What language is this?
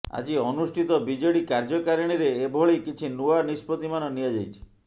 Odia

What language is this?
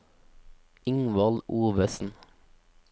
Norwegian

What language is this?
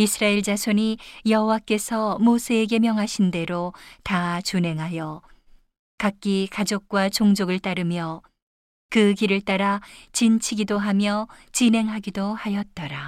Korean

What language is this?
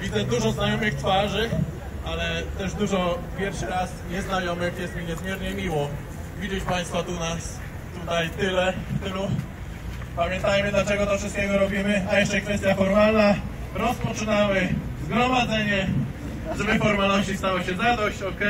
Polish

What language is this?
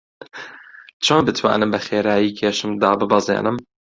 Central Kurdish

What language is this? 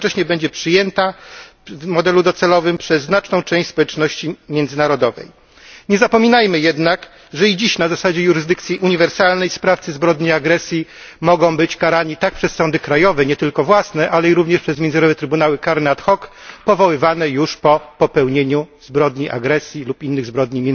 Polish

